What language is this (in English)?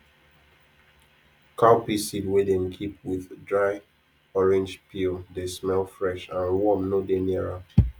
Nigerian Pidgin